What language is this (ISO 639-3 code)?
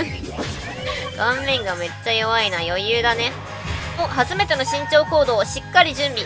jpn